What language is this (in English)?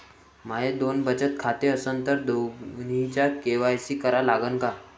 Marathi